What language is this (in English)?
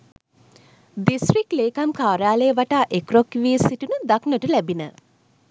Sinhala